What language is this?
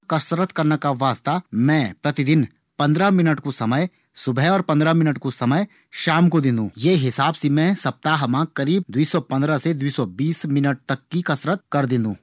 Garhwali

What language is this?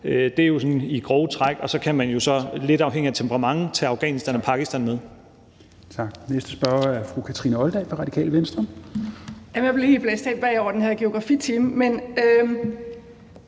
Danish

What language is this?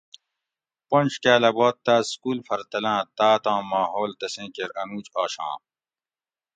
Gawri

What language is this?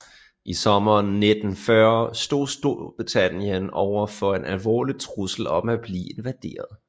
Danish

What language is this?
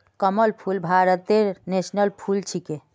Magahi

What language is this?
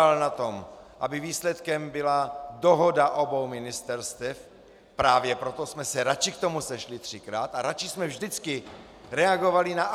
Czech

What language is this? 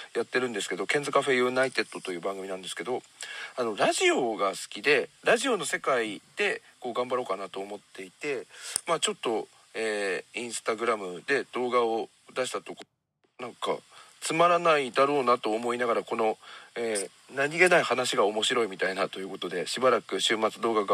Japanese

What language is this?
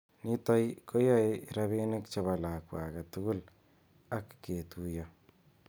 Kalenjin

